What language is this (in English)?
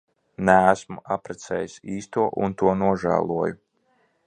Latvian